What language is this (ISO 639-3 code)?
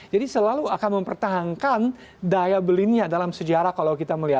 ind